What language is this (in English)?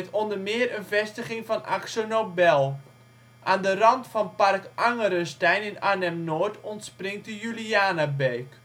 Dutch